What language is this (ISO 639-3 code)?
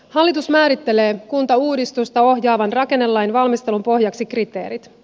fin